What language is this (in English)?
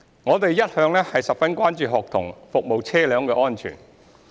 Cantonese